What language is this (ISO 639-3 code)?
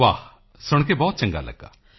pan